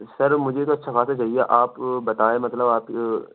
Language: Urdu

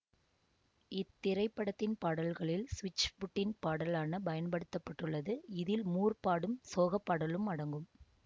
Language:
Tamil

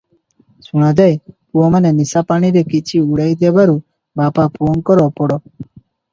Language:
Odia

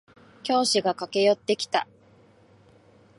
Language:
Japanese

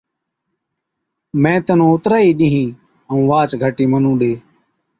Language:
Od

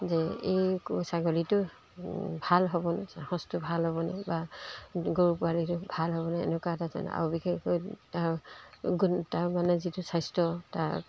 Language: Assamese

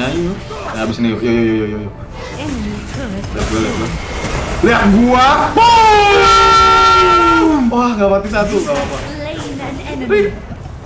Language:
Indonesian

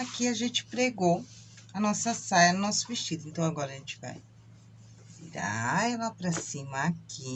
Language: Portuguese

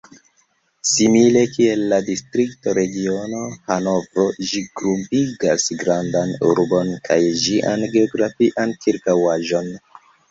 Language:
Esperanto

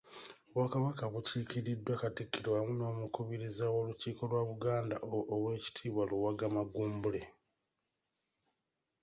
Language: Ganda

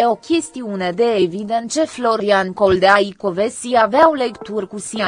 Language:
Romanian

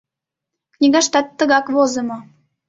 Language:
Mari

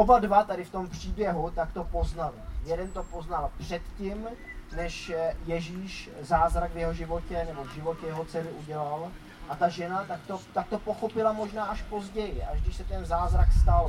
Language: Czech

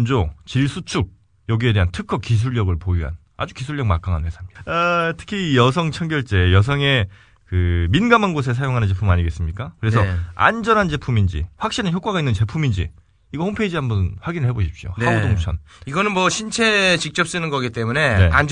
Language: Korean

